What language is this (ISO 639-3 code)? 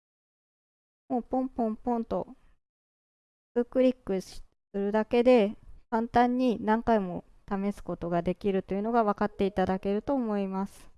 jpn